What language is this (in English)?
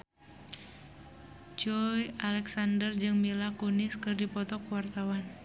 Sundanese